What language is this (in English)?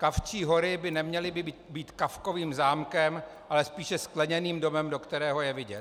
Czech